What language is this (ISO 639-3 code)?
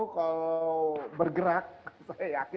ind